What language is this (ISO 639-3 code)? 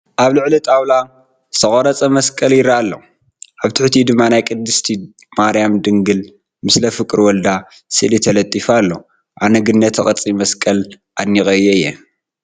tir